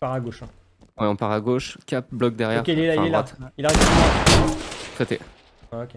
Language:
French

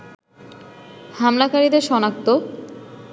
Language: Bangla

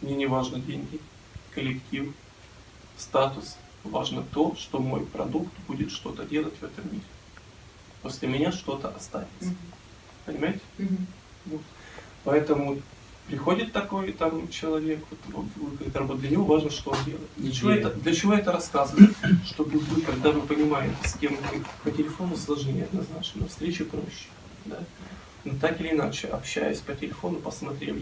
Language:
Russian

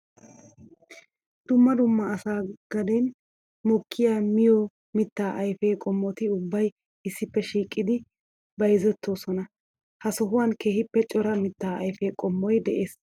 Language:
Wolaytta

